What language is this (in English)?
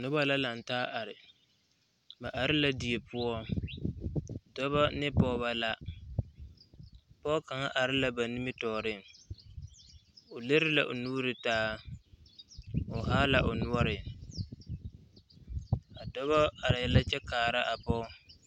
Southern Dagaare